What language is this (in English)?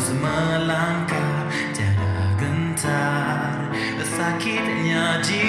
Malay